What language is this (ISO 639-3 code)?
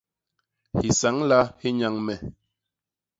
bas